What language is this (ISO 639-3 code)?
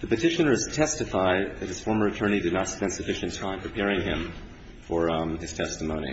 eng